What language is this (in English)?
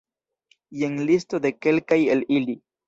Esperanto